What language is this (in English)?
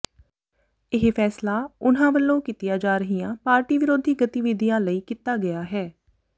Punjabi